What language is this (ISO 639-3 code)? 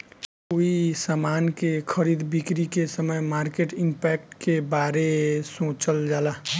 bho